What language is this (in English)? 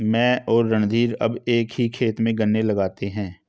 Hindi